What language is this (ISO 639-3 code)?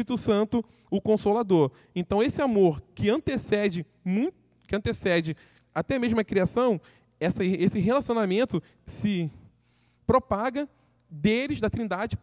por